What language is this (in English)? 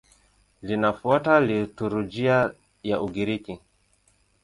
Swahili